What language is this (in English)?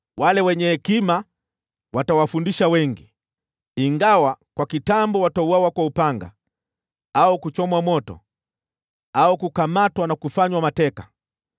Swahili